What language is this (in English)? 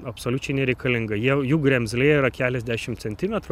Lithuanian